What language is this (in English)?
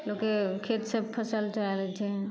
Maithili